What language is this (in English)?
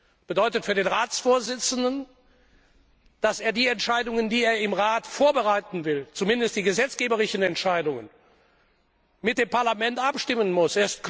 German